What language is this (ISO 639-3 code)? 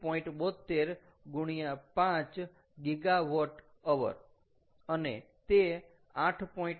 guj